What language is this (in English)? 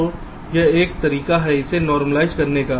Hindi